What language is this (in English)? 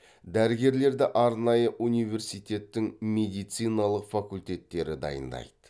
Kazakh